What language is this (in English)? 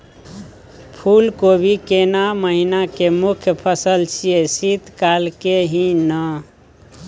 Maithili